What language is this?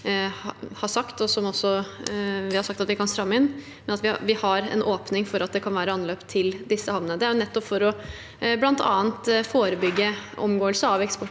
Norwegian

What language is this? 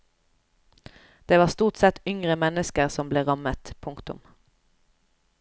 Norwegian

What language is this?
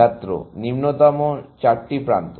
Bangla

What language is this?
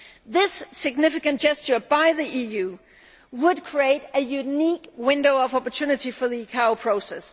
English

